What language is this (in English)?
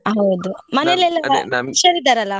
Kannada